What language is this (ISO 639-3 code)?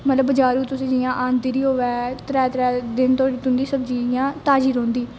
doi